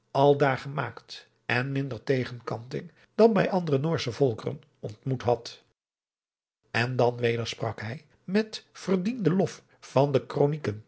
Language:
Dutch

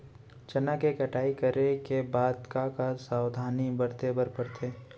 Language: Chhattisgarhi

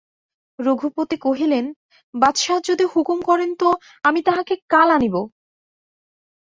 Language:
Bangla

